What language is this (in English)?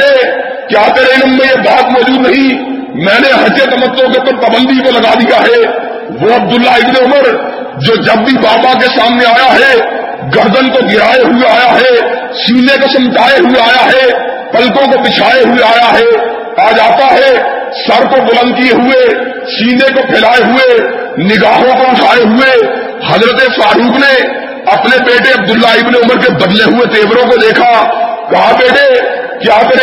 Urdu